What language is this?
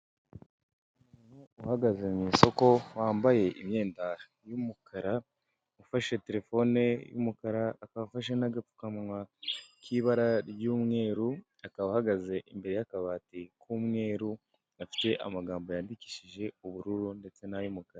Kinyarwanda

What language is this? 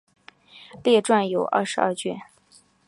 Chinese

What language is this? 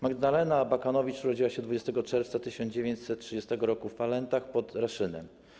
Polish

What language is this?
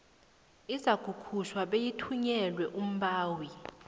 South Ndebele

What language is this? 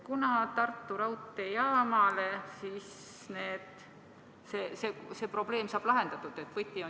Estonian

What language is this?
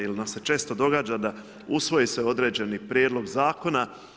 Croatian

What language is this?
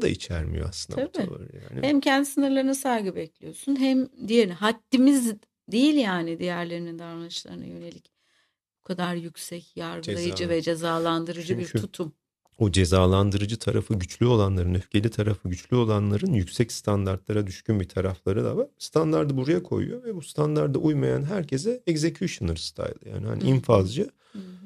Turkish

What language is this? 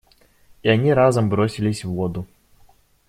Russian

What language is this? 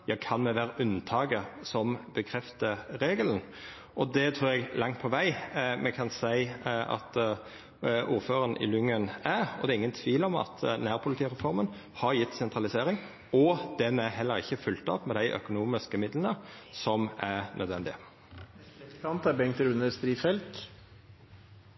Norwegian Nynorsk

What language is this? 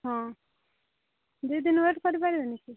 Odia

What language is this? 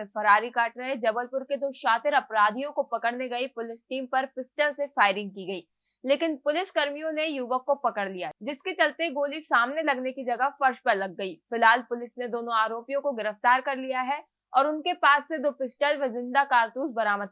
Hindi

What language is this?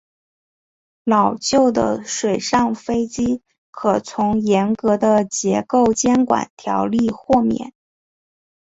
Chinese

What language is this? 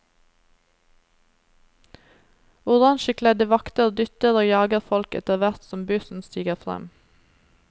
Norwegian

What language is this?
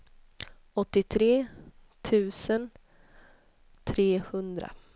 Swedish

